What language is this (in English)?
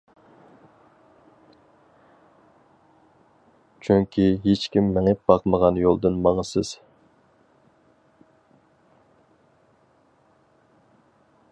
Uyghur